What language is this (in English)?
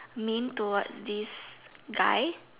English